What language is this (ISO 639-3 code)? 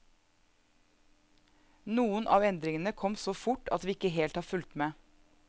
nor